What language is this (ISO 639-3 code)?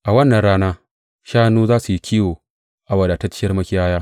hau